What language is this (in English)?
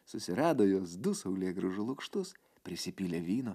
Lithuanian